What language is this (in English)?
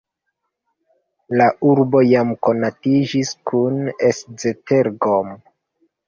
Esperanto